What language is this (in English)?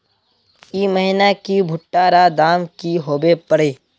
Magahi